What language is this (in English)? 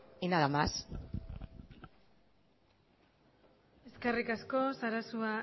Basque